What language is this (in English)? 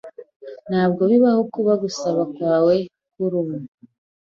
Kinyarwanda